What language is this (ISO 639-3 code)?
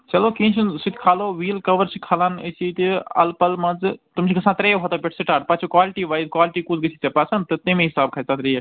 kas